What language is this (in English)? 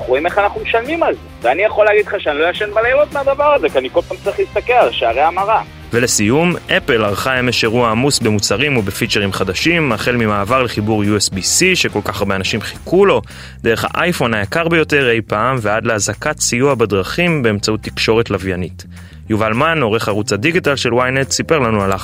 Hebrew